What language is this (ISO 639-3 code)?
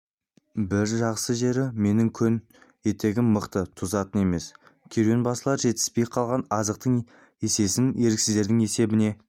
kaz